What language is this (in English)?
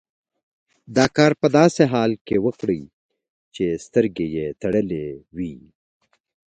Pashto